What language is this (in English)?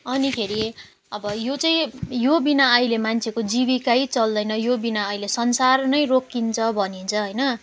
Nepali